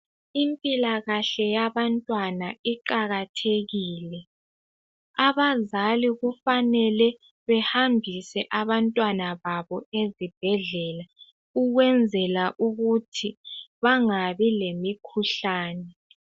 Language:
North Ndebele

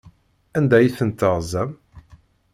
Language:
Kabyle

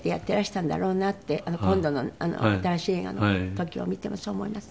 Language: Japanese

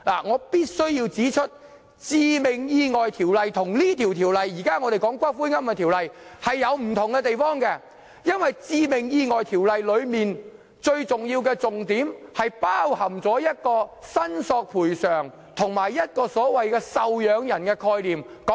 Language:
Cantonese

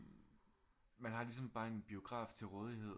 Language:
Danish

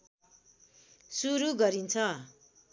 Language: Nepali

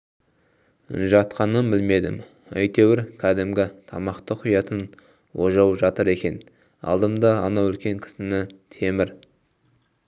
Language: Kazakh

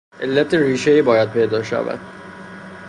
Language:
Persian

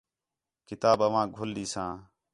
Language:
Khetrani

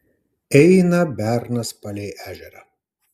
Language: Lithuanian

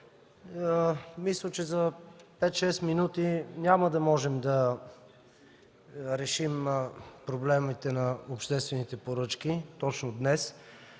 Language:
Bulgarian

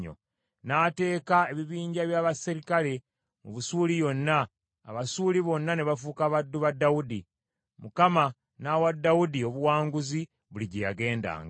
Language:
Ganda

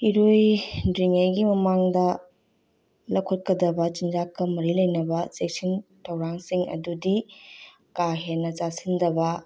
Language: Manipuri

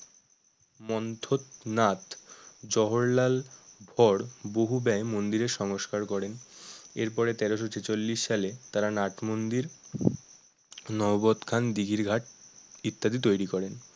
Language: Bangla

